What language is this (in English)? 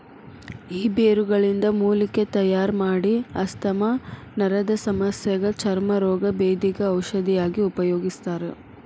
Kannada